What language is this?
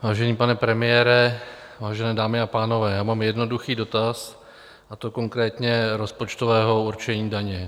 Czech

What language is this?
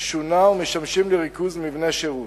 Hebrew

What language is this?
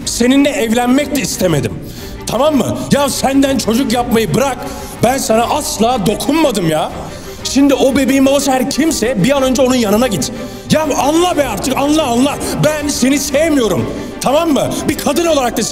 Turkish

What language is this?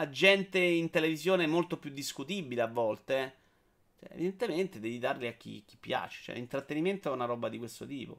Italian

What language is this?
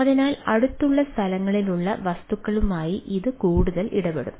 Malayalam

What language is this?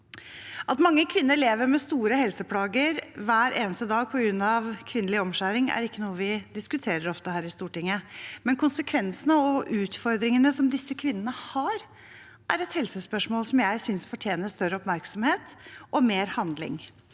Norwegian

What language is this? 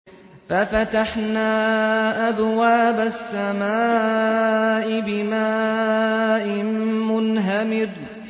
Arabic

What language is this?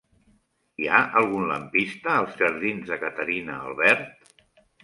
Catalan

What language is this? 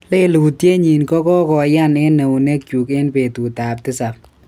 Kalenjin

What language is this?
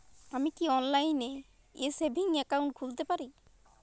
Bangla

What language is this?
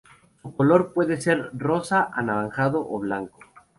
Spanish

